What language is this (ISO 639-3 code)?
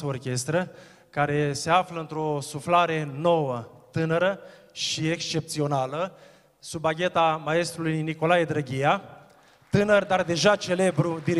ron